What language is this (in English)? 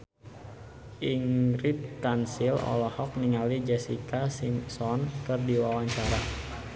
Sundanese